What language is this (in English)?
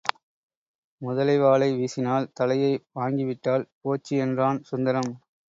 Tamil